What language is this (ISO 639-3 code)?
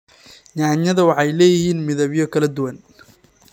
som